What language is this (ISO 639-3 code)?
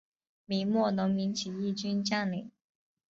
zho